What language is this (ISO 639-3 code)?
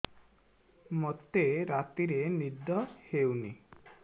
ori